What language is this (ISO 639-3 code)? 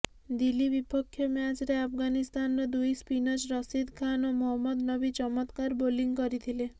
ori